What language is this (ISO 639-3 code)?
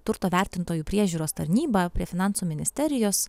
lit